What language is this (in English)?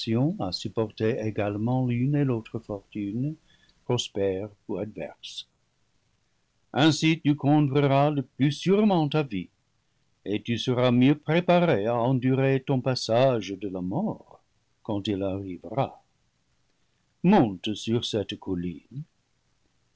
French